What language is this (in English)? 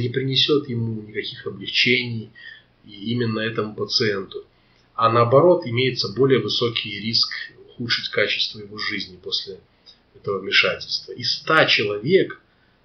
Russian